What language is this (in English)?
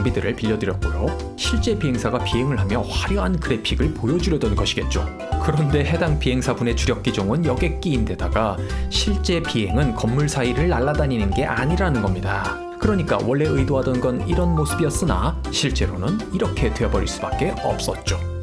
Korean